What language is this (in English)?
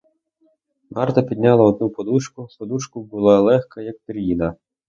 Ukrainian